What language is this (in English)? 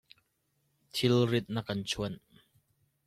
Hakha Chin